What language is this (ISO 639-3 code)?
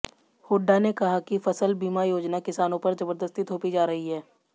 hin